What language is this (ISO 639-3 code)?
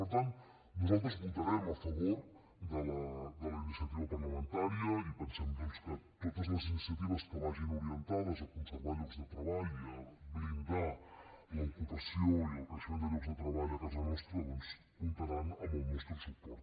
cat